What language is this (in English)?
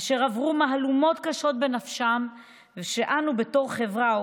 Hebrew